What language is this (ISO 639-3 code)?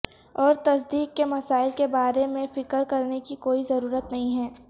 urd